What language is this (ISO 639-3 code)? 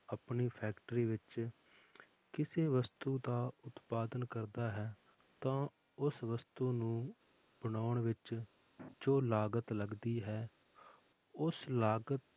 pan